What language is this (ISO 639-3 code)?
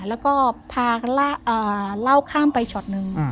tha